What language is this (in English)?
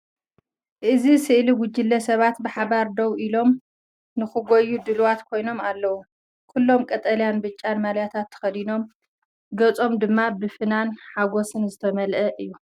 Tigrinya